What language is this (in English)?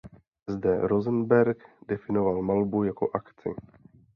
Czech